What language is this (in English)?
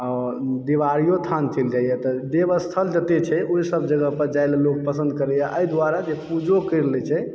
Maithili